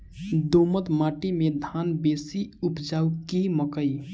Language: Maithili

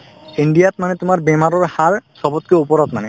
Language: Assamese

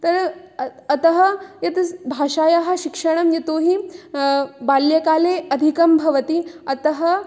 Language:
Sanskrit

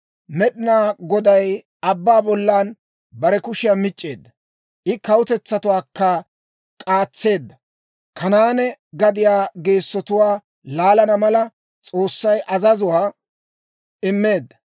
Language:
Dawro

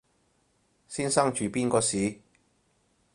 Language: Cantonese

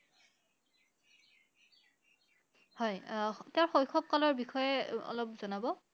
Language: Assamese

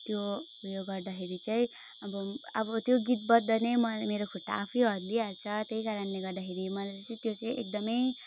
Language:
Nepali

